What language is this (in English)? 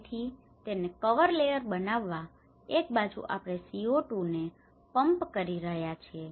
Gujarati